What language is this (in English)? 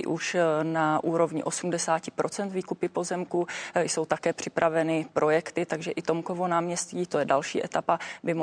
Czech